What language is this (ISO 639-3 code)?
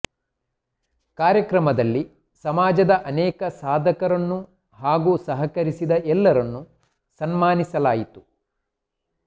kan